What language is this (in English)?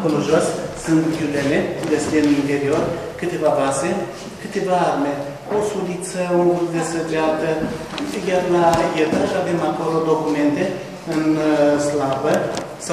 Romanian